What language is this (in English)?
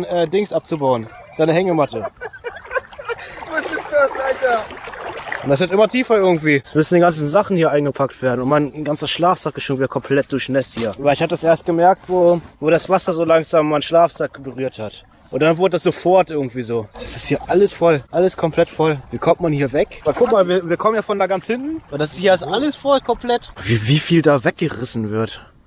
German